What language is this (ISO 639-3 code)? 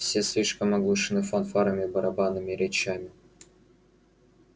rus